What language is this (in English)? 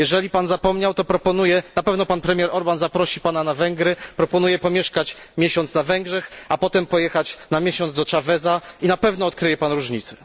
Polish